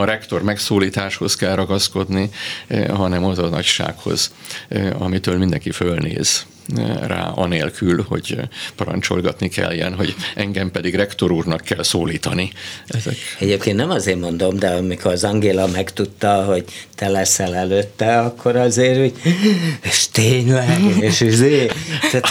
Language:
Hungarian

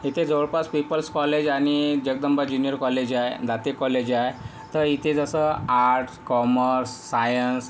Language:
Marathi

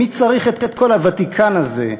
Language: Hebrew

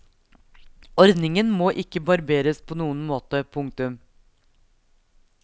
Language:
Norwegian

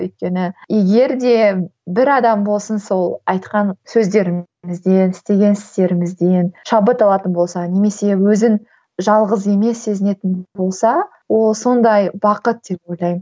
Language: Kazakh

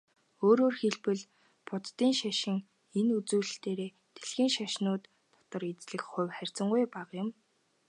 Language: Mongolian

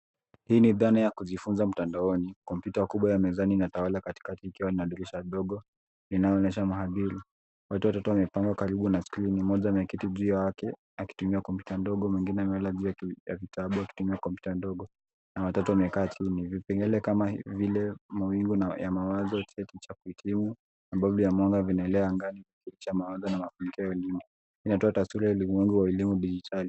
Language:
Swahili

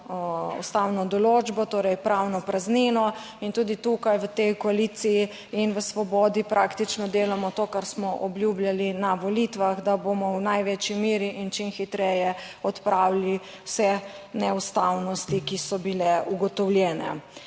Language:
Slovenian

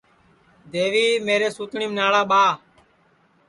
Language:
Sansi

